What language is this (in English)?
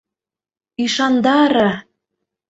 Mari